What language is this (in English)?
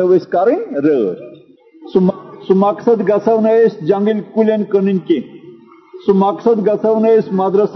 Urdu